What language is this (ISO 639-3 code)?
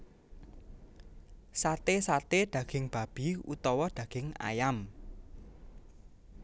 jav